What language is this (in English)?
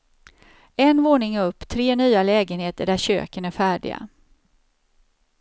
Swedish